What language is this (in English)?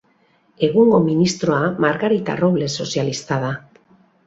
Basque